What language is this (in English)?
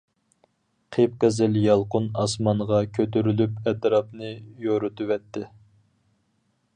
Uyghur